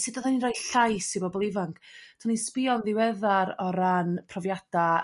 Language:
Welsh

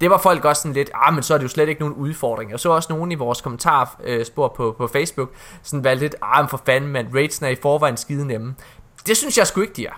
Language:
Danish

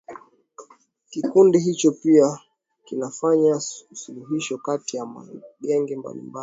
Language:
Swahili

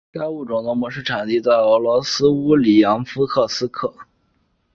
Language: Chinese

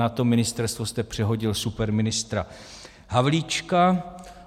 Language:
Czech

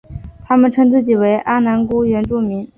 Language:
Chinese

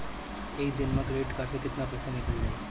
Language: Bhojpuri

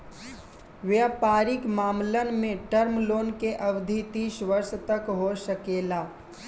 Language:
Bhojpuri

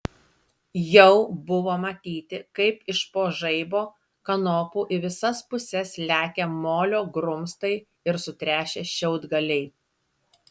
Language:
Lithuanian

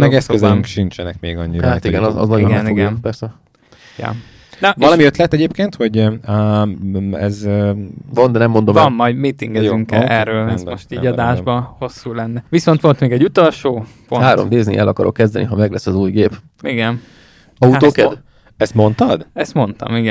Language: Hungarian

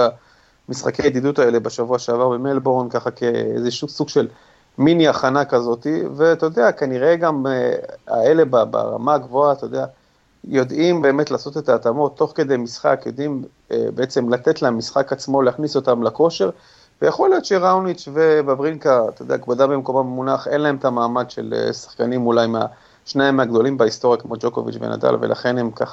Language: Hebrew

